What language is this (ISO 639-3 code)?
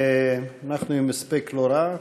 heb